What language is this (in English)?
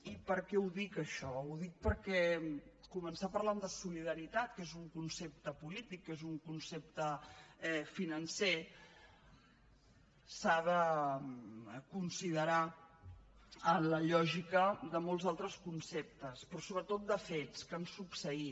Catalan